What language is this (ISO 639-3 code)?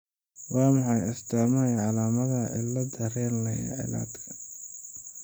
som